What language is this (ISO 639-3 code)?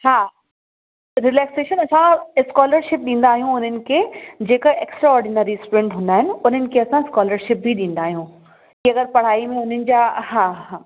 snd